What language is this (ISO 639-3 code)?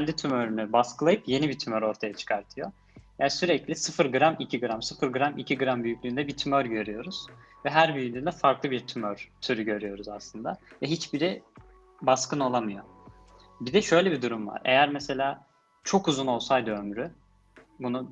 tur